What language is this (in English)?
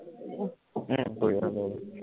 Assamese